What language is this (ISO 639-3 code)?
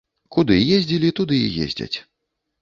bel